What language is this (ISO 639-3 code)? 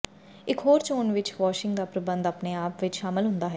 pan